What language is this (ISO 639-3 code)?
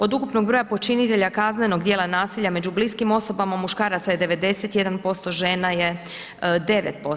hrv